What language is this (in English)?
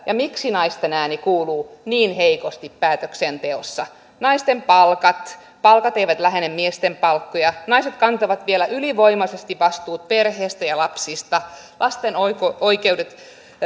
Finnish